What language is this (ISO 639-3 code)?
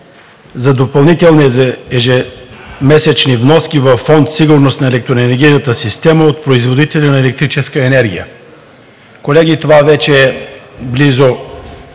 bul